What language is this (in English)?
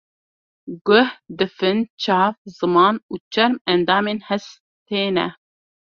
Kurdish